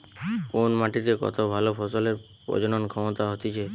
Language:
Bangla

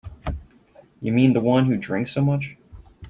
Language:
English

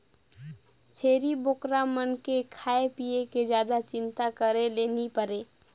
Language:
Chhattisgarhi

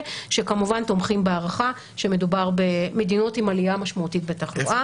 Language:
Hebrew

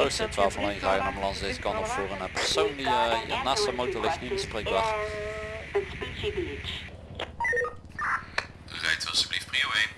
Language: Dutch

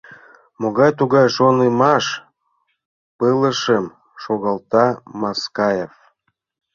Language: Mari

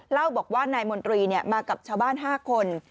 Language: Thai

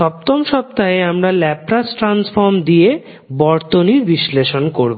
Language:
Bangla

